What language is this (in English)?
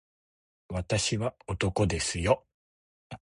Japanese